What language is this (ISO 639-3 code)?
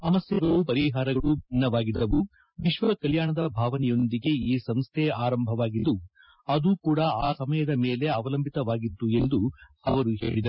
kan